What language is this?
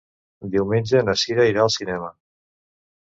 Catalan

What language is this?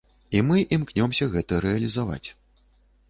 Belarusian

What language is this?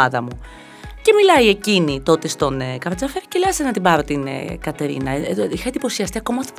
Greek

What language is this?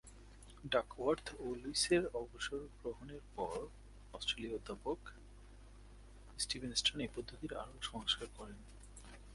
Bangla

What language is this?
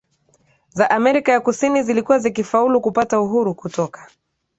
Swahili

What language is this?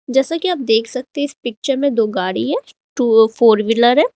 Hindi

